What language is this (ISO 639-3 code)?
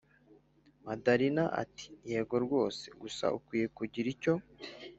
kin